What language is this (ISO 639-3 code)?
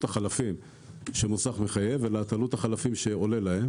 heb